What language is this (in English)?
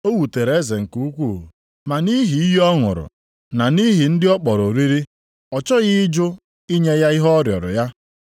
Igbo